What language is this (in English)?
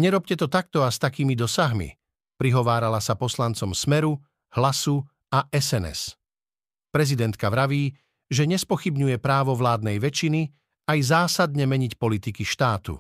Slovak